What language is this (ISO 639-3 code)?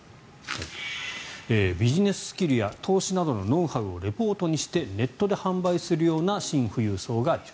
jpn